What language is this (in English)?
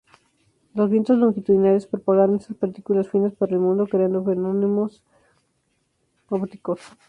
Spanish